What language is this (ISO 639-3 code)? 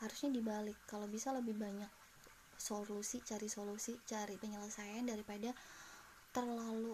ind